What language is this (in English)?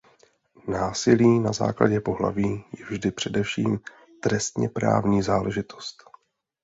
Czech